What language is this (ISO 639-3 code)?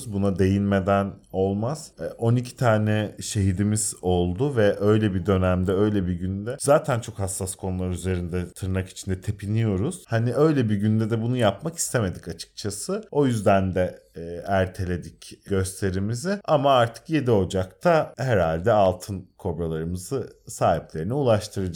tur